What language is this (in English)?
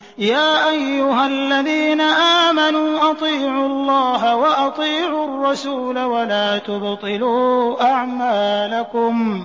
Arabic